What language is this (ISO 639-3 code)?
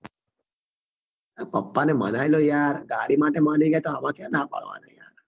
guj